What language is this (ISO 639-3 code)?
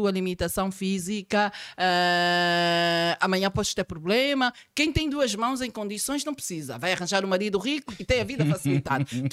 por